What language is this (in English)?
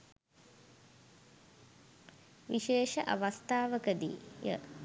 Sinhala